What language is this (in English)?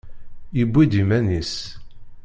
Kabyle